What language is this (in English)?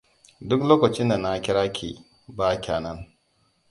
Hausa